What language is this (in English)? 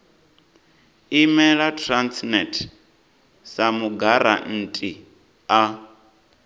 Venda